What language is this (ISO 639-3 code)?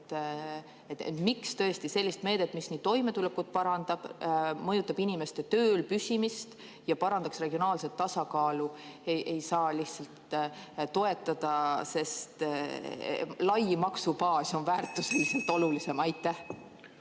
est